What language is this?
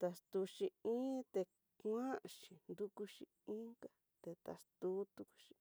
Tidaá Mixtec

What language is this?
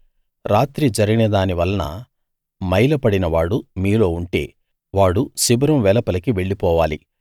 Telugu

